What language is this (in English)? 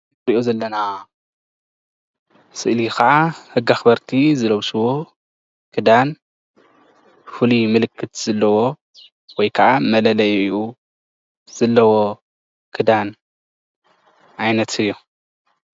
Tigrinya